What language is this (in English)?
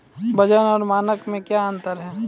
Maithili